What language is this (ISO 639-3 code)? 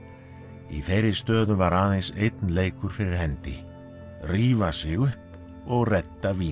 isl